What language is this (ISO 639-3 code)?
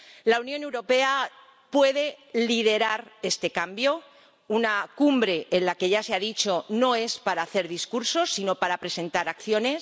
spa